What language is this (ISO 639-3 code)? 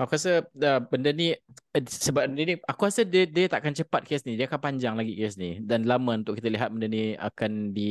msa